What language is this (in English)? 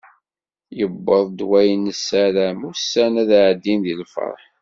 Kabyle